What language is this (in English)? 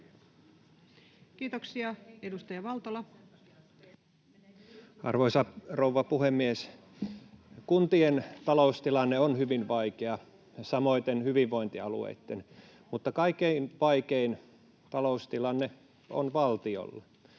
Finnish